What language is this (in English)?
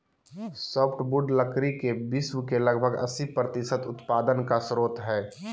Magahi